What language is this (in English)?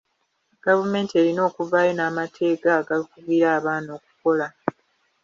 Ganda